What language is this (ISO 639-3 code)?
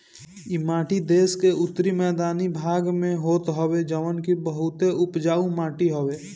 bho